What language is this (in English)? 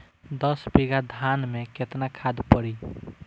Bhojpuri